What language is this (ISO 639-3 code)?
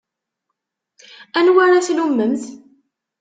kab